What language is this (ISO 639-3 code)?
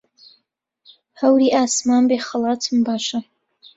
ckb